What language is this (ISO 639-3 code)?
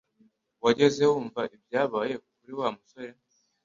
kin